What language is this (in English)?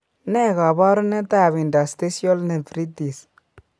Kalenjin